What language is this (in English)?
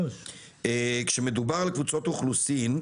Hebrew